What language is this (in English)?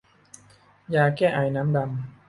Thai